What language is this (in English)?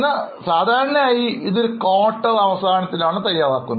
Malayalam